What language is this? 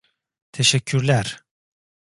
Turkish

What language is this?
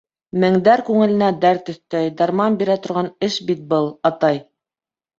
Bashkir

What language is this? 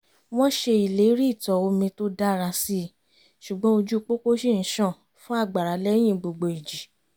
Yoruba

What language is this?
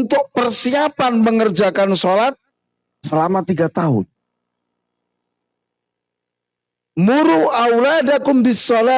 Indonesian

